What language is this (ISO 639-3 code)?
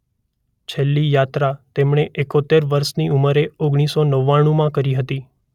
guj